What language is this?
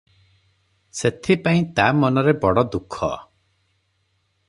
Odia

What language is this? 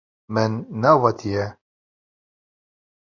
Kurdish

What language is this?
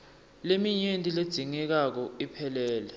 Swati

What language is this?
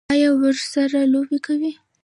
Pashto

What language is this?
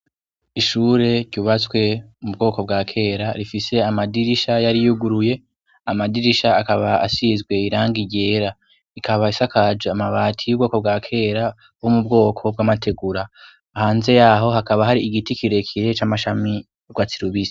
Rundi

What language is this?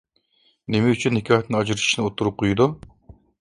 Uyghur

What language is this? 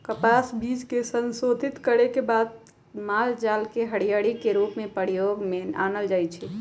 Magahi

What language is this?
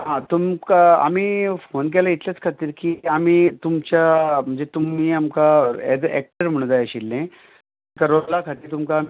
Konkani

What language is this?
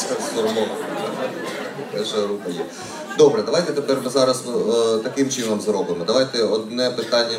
Ukrainian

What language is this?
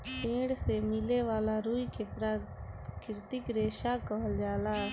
Bhojpuri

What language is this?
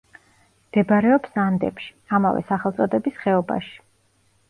Georgian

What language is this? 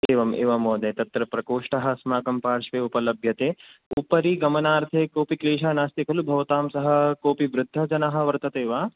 Sanskrit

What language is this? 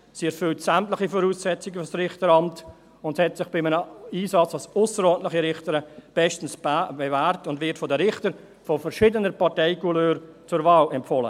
Swiss German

